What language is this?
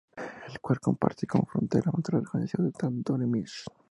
Spanish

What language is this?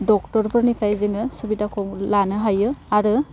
Bodo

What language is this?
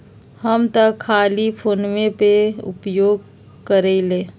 Magahi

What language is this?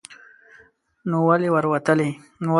Pashto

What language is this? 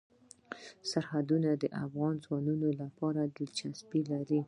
Pashto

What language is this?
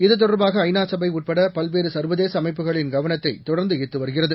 Tamil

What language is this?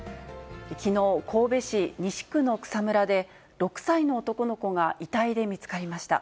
Japanese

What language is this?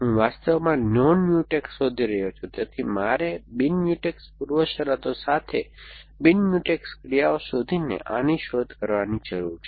Gujarati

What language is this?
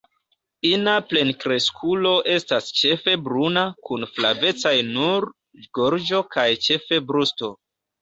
Esperanto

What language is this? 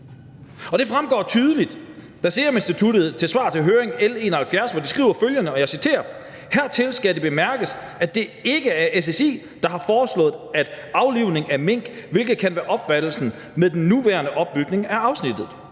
Danish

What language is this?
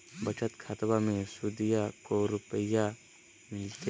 Magahi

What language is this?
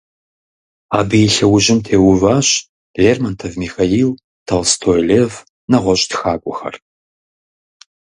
Kabardian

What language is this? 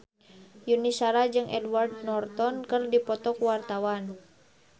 Sundanese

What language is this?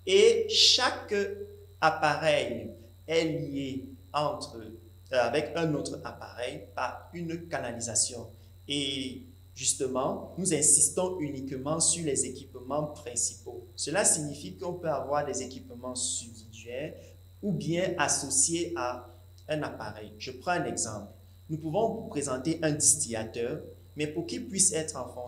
French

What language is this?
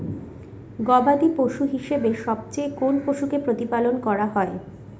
Bangla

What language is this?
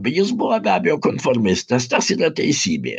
Lithuanian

